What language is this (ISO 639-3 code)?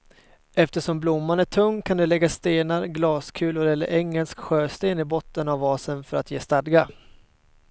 swe